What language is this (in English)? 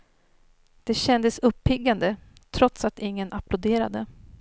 Swedish